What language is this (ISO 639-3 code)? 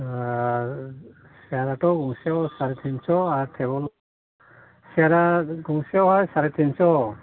brx